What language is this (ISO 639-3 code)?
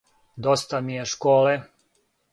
srp